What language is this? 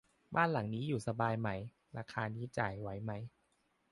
Thai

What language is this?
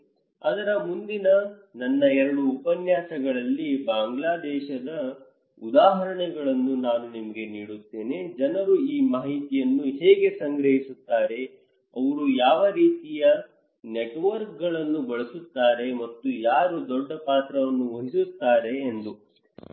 Kannada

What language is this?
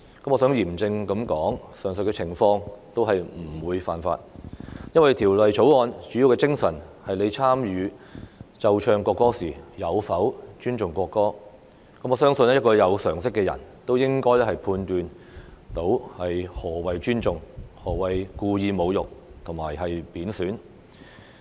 Cantonese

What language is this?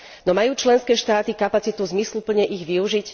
Slovak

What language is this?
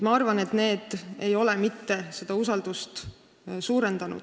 Estonian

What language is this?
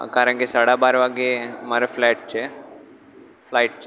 Gujarati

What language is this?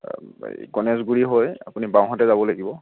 Assamese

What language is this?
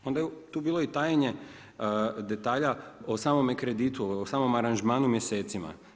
Croatian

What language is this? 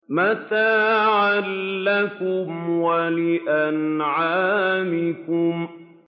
Arabic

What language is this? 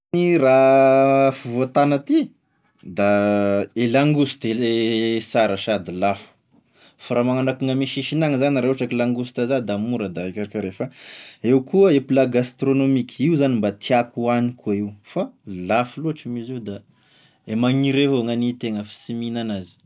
Tesaka Malagasy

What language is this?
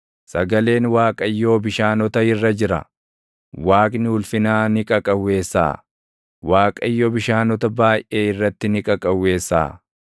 Oromo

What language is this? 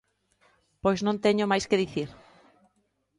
Galician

